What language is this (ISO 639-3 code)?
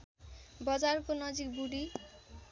nep